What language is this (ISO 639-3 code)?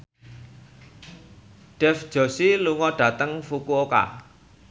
jav